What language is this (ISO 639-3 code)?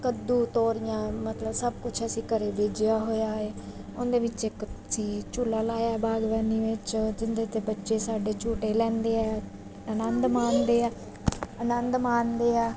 pan